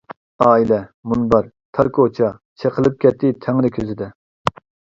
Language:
Uyghur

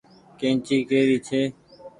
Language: Goaria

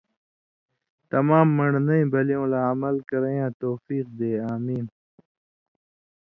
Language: Indus Kohistani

